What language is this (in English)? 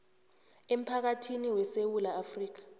South Ndebele